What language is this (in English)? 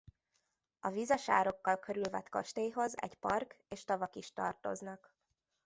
Hungarian